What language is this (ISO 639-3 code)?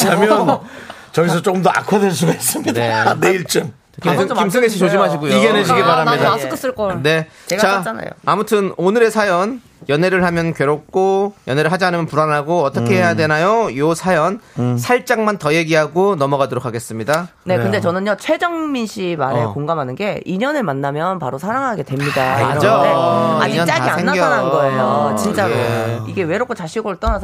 kor